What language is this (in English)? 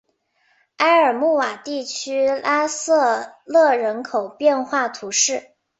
Chinese